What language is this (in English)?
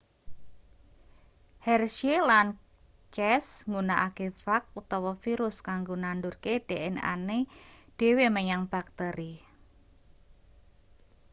Javanese